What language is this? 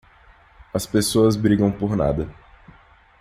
Portuguese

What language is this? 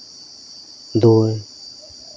Santali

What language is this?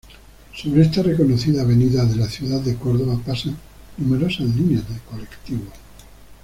Spanish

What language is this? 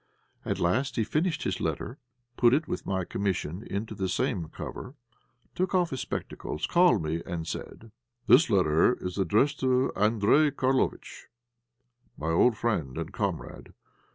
English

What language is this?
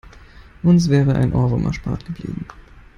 German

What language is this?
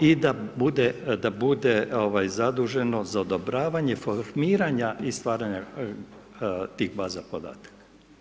Croatian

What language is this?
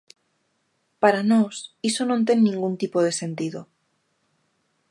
Galician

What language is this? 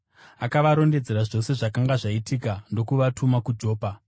Shona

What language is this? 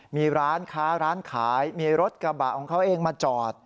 Thai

